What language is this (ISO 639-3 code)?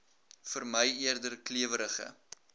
afr